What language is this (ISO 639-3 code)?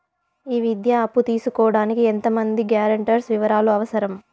tel